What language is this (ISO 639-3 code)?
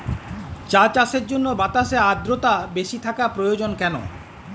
ben